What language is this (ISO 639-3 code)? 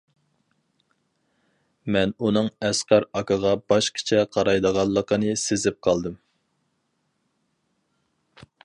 uig